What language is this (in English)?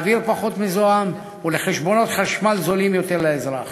Hebrew